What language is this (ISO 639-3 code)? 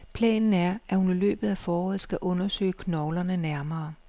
dan